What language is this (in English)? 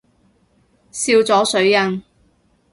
Cantonese